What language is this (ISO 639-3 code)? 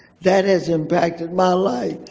eng